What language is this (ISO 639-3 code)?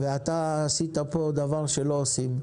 heb